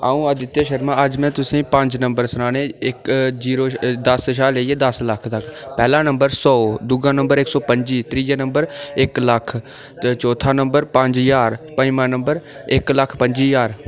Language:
Dogri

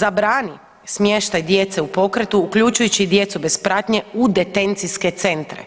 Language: Croatian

